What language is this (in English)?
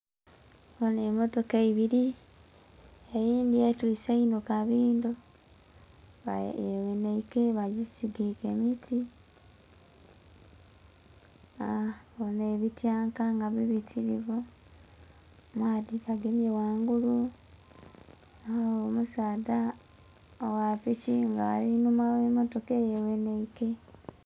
Soga